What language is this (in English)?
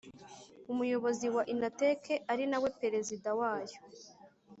Kinyarwanda